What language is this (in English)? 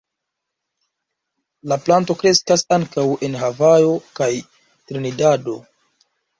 Esperanto